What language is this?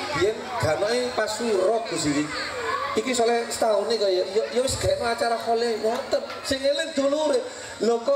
Indonesian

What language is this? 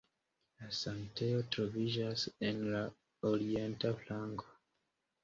Esperanto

